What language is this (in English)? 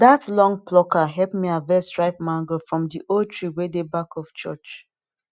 Nigerian Pidgin